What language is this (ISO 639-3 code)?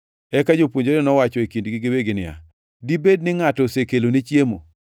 luo